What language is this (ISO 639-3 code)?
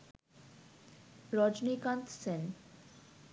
ben